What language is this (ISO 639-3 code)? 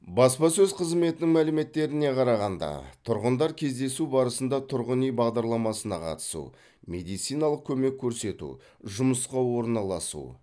kaz